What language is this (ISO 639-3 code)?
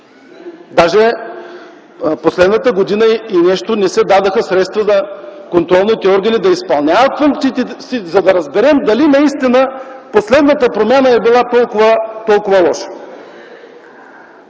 bul